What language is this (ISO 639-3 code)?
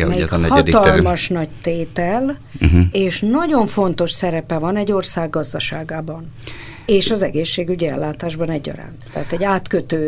hun